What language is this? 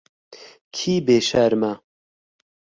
Kurdish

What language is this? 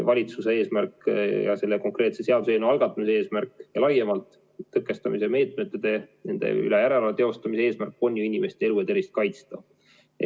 Estonian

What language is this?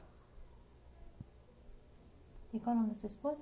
Portuguese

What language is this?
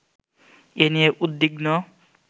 Bangla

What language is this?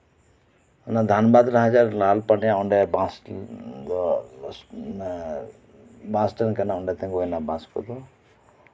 Santali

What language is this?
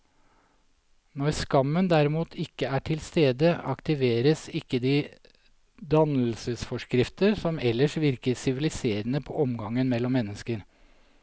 Norwegian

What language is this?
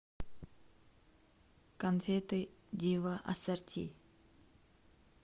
Russian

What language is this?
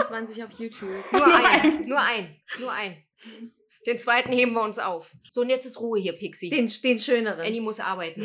German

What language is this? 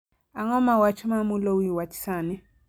Luo (Kenya and Tanzania)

